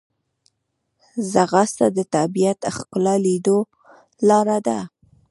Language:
Pashto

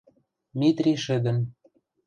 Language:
Western Mari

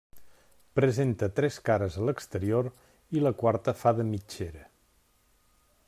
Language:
Catalan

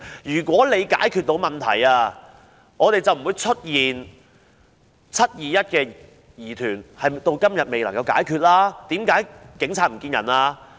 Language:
Cantonese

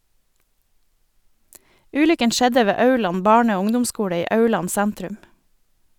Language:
Norwegian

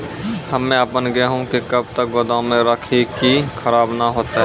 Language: Maithili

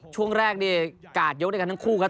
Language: Thai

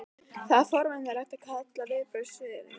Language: Icelandic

